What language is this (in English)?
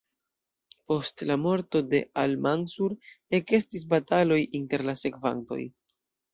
Esperanto